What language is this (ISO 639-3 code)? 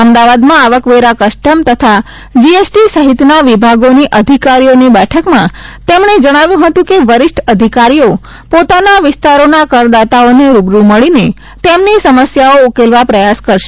guj